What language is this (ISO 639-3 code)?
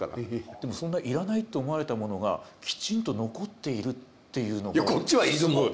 jpn